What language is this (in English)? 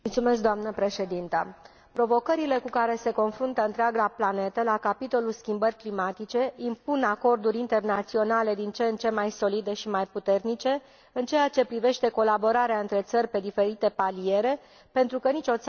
Romanian